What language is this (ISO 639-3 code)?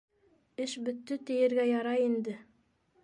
bak